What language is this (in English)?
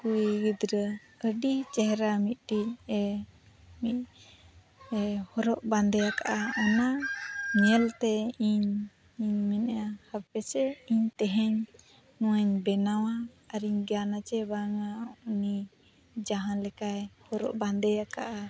Santali